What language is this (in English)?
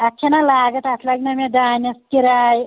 Kashmiri